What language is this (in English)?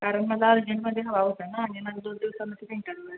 Marathi